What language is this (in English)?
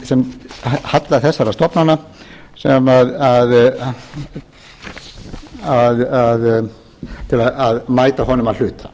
Icelandic